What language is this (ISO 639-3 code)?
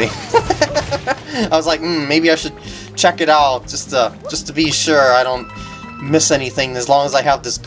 eng